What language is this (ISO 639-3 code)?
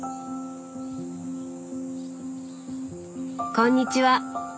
jpn